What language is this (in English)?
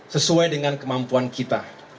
Indonesian